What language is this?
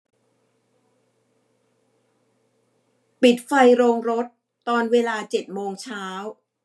Thai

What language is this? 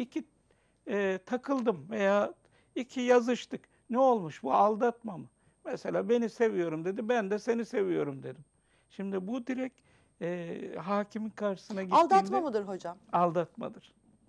Turkish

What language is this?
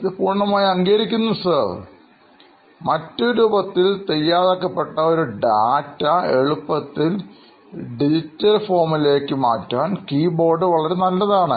Malayalam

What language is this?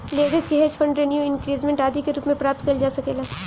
Bhojpuri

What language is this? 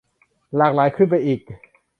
Thai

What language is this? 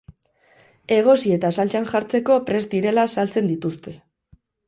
Basque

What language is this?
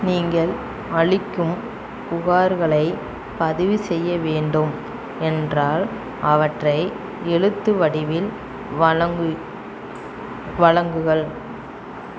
Tamil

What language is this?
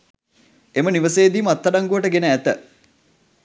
Sinhala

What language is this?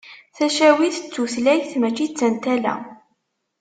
Kabyle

